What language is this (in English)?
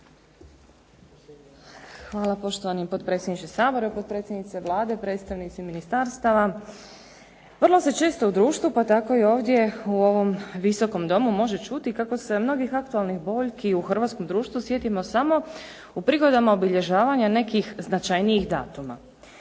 Croatian